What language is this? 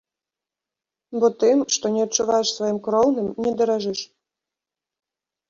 Belarusian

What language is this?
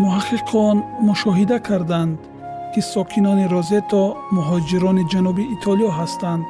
Persian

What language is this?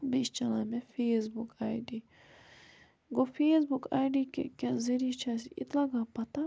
Kashmiri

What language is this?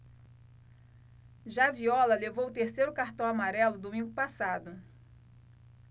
Portuguese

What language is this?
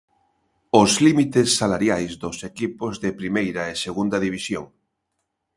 Galician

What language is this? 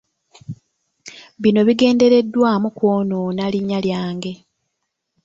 Ganda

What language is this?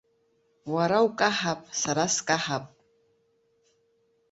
Abkhazian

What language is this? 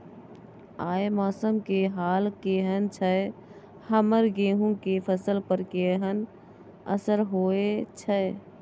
Maithili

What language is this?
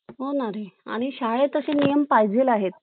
Marathi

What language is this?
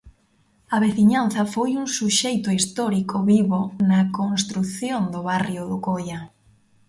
Galician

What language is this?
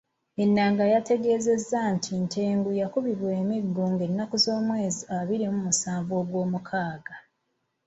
Ganda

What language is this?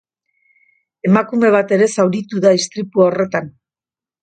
Basque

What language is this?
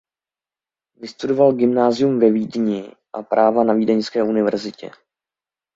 Czech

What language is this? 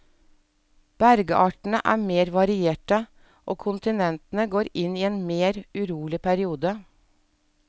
Norwegian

